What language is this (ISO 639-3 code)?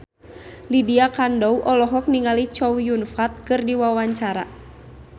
sun